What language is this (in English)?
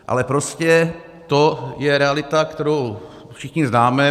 Czech